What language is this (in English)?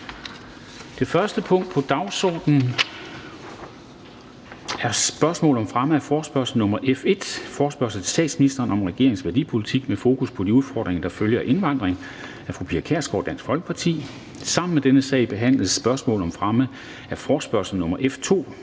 Danish